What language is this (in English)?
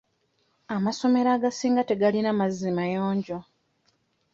Ganda